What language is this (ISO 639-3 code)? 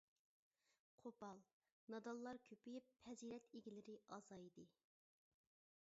uig